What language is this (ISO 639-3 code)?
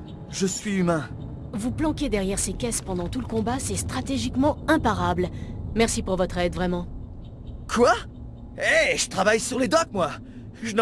fra